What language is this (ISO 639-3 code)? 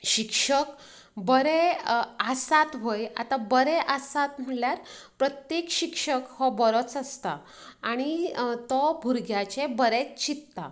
kok